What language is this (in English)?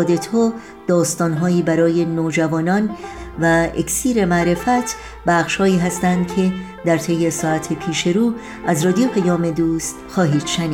Persian